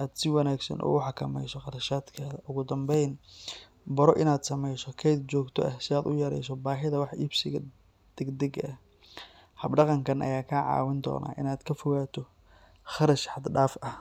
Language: Somali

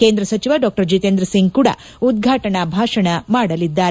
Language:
Kannada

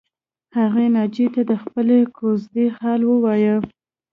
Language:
Pashto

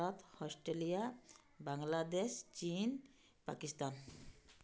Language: Odia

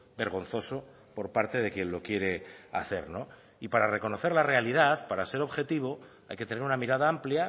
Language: Spanish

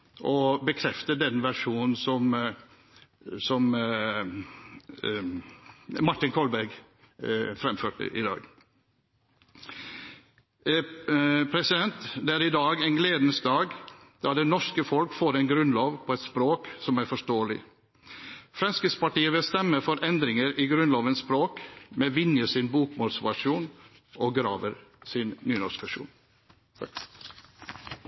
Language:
Norwegian Bokmål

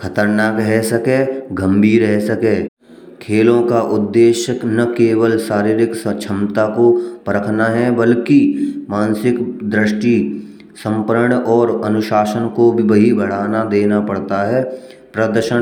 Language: Braj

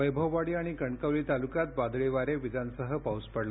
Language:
Marathi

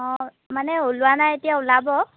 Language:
Assamese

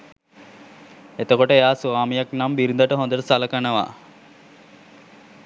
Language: Sinhala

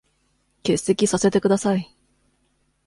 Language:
Japanese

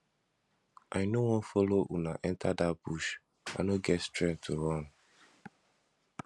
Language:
Nigerian Pidgin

